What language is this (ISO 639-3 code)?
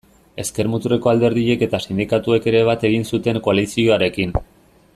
eus